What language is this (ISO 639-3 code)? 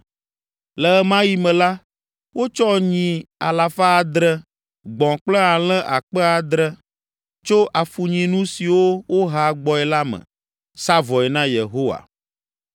ewe